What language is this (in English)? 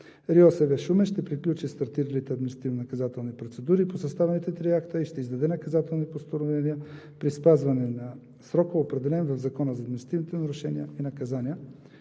Bulgarian